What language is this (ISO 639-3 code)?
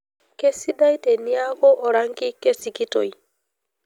mas